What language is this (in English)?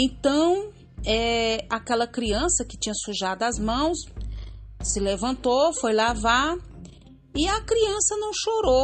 Portuguese